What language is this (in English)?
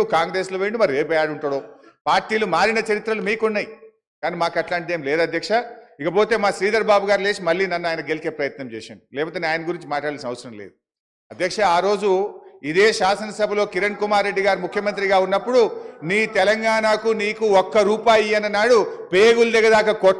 Telugu